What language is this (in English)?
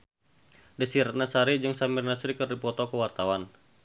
Sundanese